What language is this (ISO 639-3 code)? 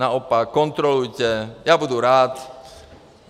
ces